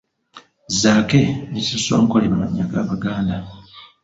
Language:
Ganda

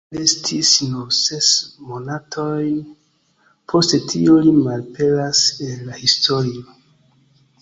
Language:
Esperanto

